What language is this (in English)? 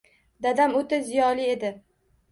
Uzbek